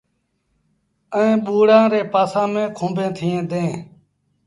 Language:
Sindhi Bhil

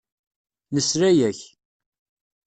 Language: Kabyle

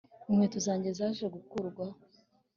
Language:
Kinyarwanda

